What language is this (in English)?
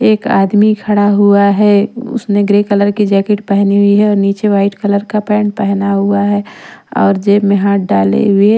Hindi